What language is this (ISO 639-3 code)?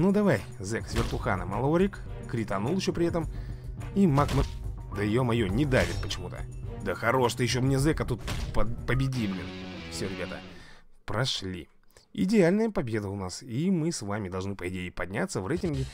rus